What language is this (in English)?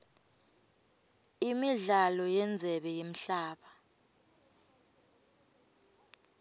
Swati